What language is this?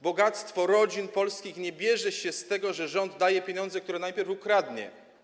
Polish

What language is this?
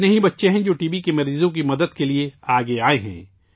Urdu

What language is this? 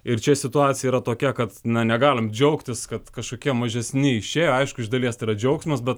Lithuanian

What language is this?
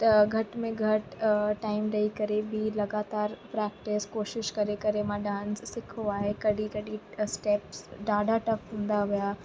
Sindhi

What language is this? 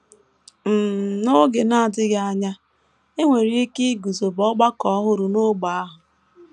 Igbo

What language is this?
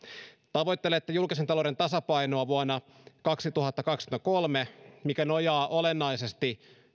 Finnish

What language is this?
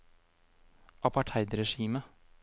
Norwegian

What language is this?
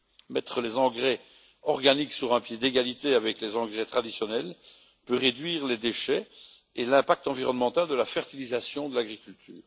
French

